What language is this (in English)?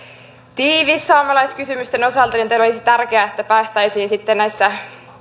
Finnish